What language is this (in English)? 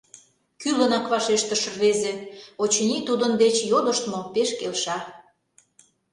Mari